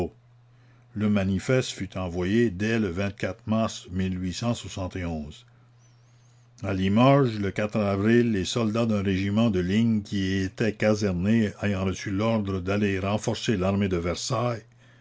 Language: French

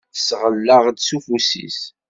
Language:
Kabyle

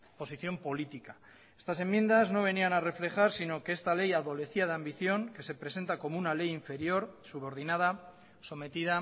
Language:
Spanish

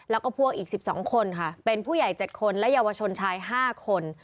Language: Thai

